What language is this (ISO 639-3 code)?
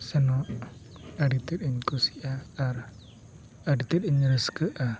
sat